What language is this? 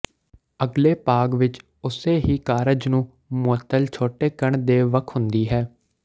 Punjabi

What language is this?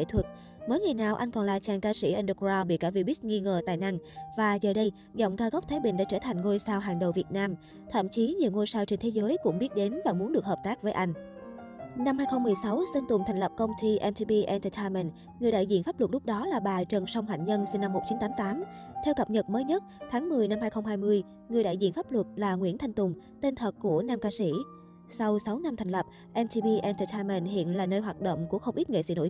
Vietnamese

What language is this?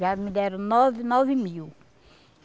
Portuguese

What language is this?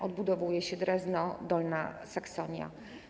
Polish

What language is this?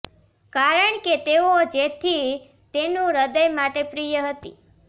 Gujarati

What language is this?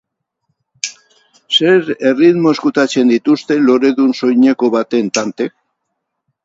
Basque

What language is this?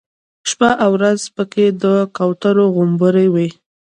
Pashto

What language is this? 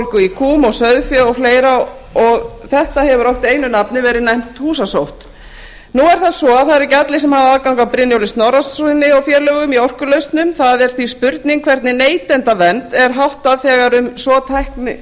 Icelandic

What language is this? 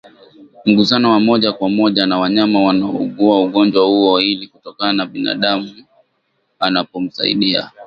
Swahili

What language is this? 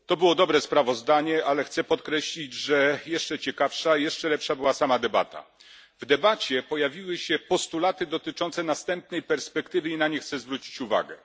Polish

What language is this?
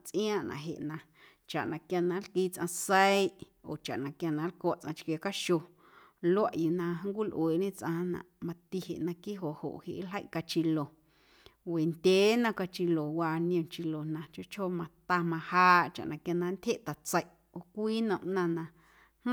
Guerrero Amuzgo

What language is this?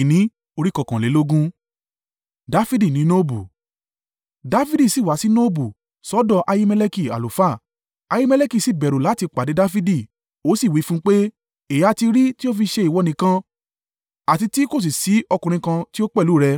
Yoruba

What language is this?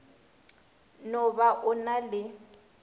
Northern Sotho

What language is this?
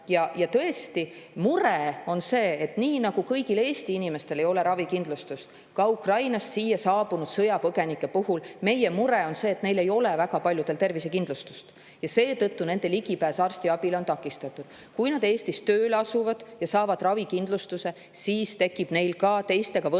Estonian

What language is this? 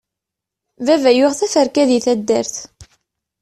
Kabyle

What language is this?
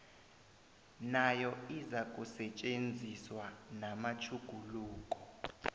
South Ndebele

